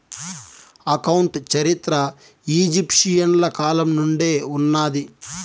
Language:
Telugu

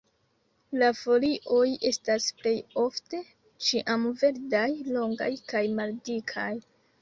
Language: Esperanto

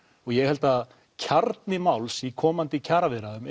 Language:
Icelandic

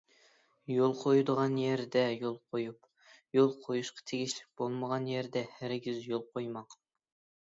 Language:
Uyghur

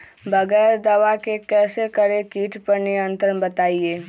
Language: Magahi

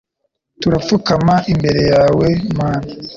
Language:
Kinyarwanda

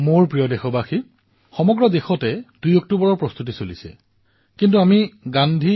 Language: Assamese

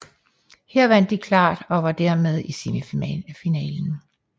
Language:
Danish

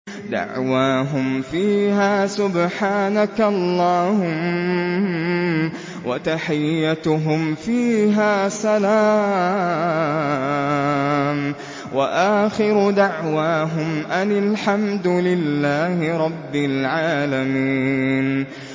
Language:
Arabic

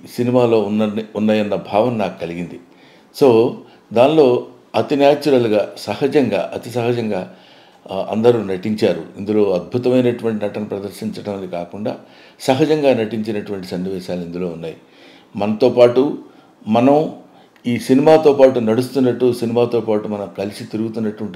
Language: Telugu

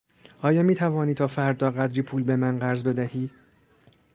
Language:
Persian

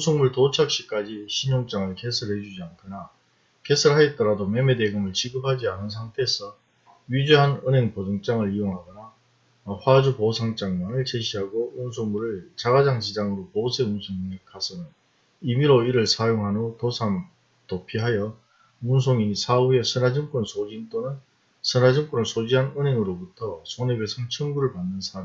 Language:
Korean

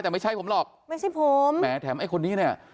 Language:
Thai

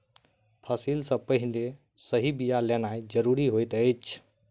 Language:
Maithili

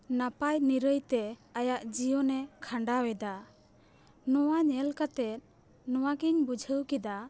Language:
Santali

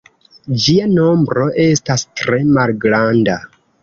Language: Esperanto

